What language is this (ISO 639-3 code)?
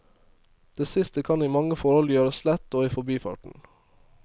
nor